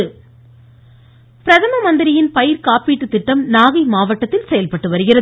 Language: Tamil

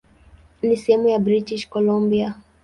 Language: Swahili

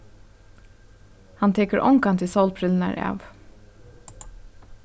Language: Faroese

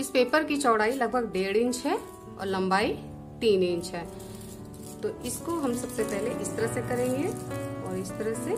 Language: Hindi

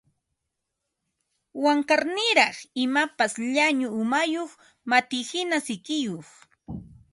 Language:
Ambo-Pasco Quechua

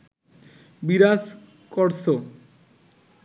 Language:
Bangla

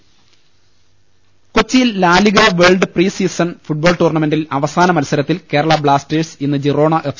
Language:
Malayalam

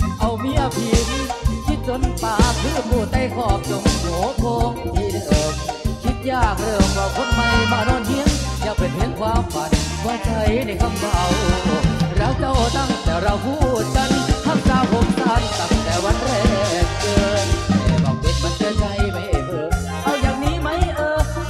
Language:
Thai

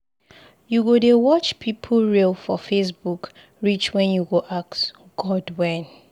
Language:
Nigerian Pidgin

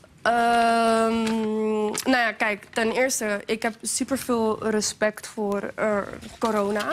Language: Dutch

